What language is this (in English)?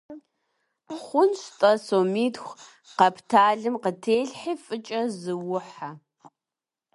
Kabardian